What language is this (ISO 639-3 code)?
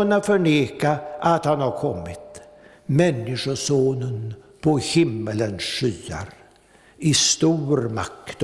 swe